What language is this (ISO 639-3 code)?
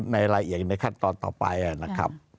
tha